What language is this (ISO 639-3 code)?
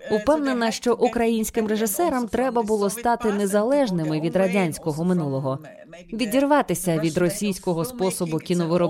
ukr